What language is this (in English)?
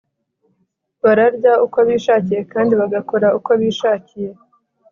Kinyarwanda